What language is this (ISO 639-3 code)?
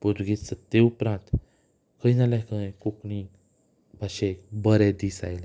kok